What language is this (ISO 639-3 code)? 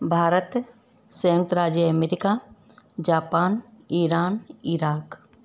snd